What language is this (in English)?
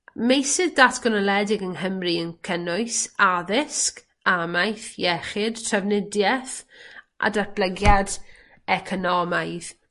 Welsh